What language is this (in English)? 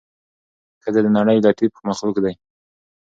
Pashto